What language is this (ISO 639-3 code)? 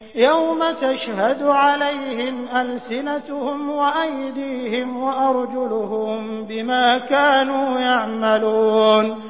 ara